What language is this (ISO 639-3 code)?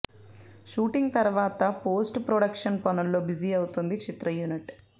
tel